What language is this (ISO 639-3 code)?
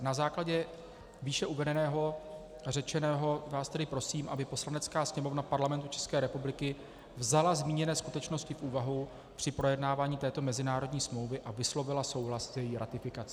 ces